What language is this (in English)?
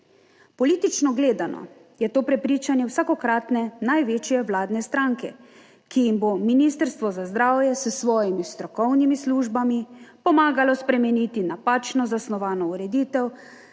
Slovenian